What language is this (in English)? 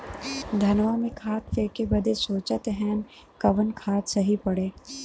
Bhojpuri